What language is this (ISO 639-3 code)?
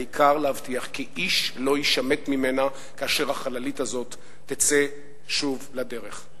heb